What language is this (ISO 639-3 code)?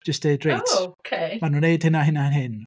cym